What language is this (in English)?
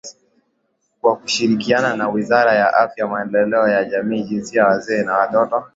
Swahili